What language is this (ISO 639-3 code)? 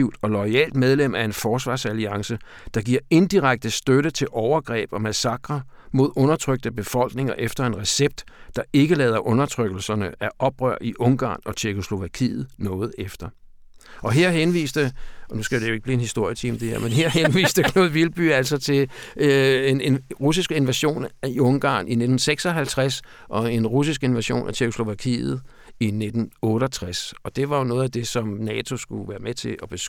dan